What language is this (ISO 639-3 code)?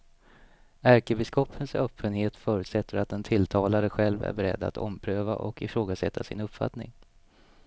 swe